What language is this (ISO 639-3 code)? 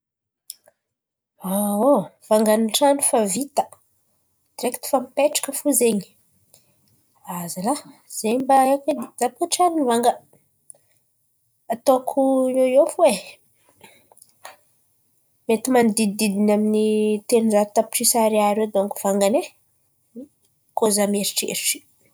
xmv